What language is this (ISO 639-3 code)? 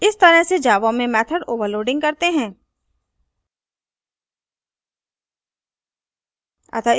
hin